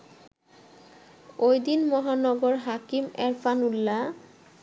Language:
Bangla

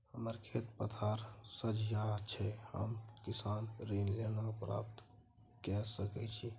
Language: Maithili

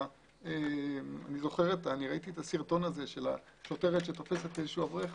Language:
Hebrew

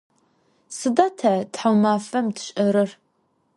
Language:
Adyghe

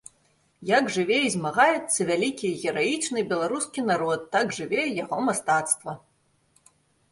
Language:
Belarusian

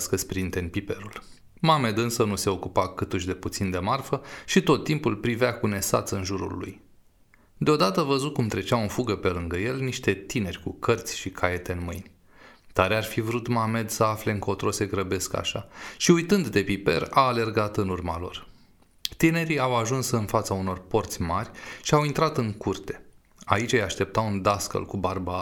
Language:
Romanian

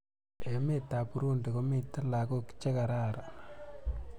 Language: Kalenjin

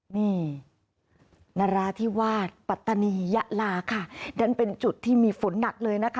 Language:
Thai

